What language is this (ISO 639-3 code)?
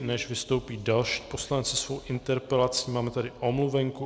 ces